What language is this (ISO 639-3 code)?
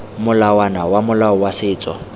tsn